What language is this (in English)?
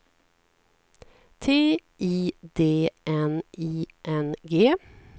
Swedish